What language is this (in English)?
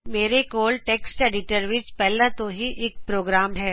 Punjabi